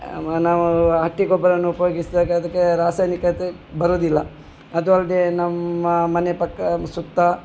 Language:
Kannada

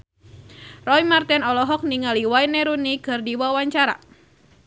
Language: Sundanese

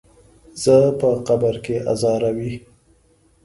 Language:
Pashto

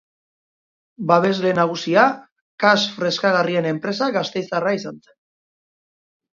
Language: Basque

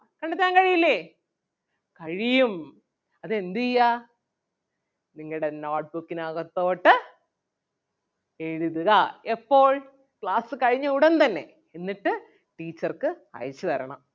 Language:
Malayalam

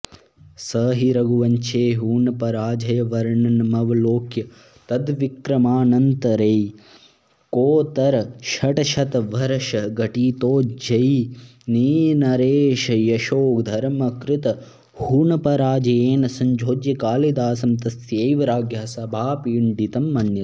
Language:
Sanskrit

